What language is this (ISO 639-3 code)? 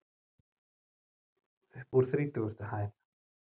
isl